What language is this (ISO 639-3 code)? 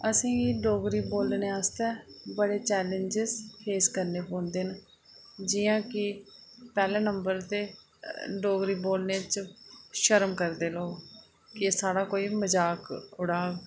doi